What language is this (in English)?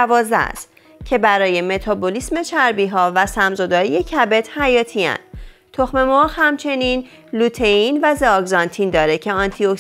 Persian